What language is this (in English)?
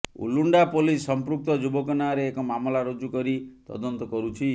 Odia